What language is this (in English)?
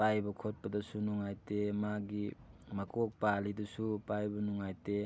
Manipuri